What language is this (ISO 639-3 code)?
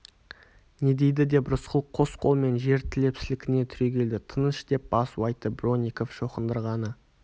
kaz